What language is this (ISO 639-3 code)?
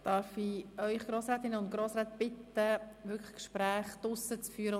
gsw